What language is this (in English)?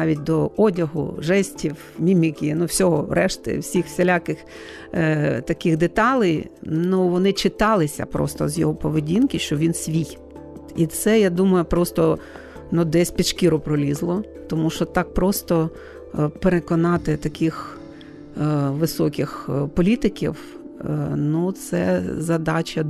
Ukrainian